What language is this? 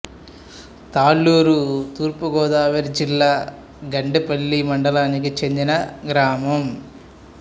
Telugu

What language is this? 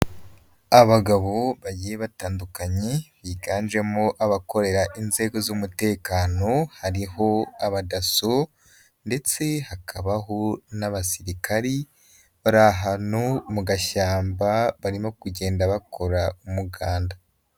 Kinyarwanda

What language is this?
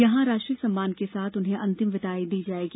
Hindi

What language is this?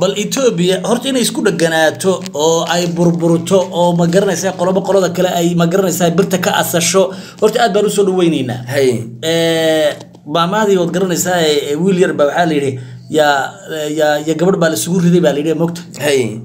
Arabic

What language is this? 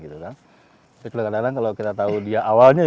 Indonesian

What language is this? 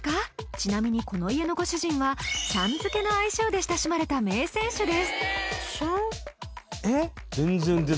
Japanese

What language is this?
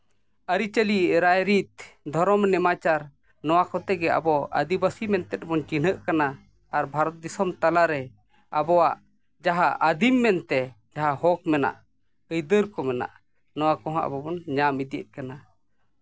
Santali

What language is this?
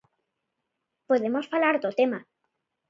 Galician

